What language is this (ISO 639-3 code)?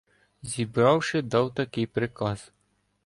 ukr